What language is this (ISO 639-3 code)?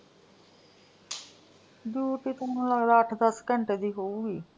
pan